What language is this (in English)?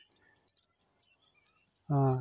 Santali